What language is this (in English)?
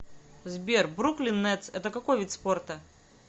Russian